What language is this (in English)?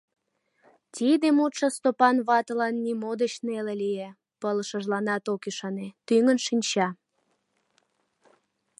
Mari